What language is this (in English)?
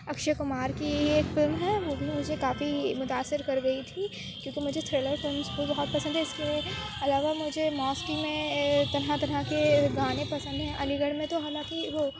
Urdu